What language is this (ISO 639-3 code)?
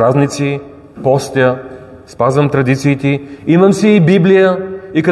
bul